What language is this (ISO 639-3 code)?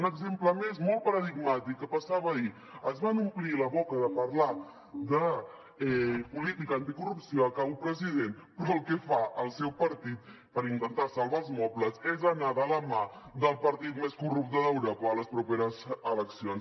cat